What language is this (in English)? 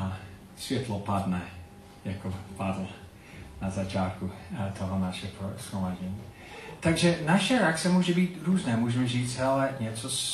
Czech